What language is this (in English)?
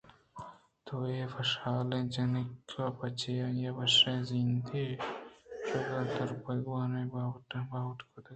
Eastern Balochi